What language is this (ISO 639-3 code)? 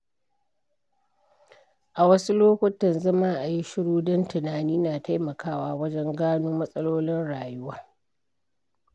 hau